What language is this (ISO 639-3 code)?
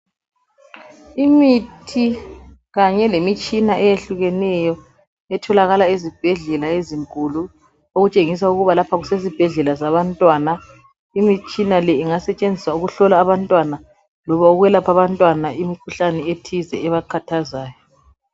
nde